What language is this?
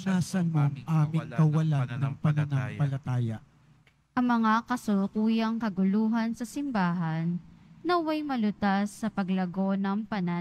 Filipino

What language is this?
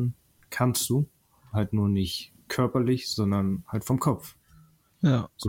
German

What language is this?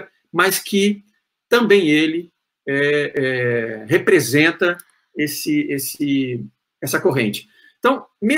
Portuguese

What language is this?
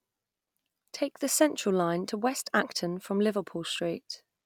English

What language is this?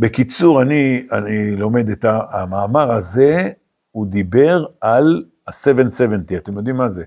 Hebrew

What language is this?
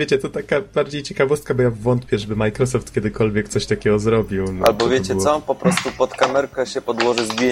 Polish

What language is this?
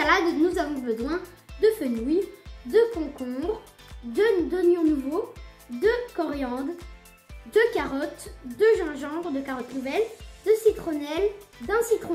French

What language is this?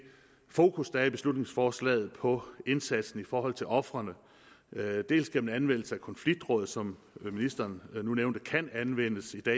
Danish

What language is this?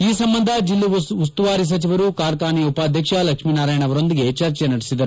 Kannada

